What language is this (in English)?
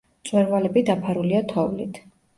Georgian